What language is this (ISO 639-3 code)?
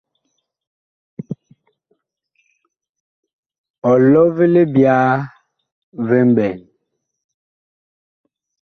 bkh